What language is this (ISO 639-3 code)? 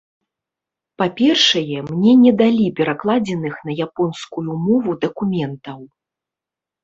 bel